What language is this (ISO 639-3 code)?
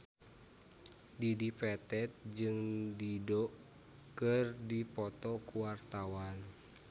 sun